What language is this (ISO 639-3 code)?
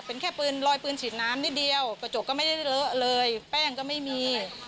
tha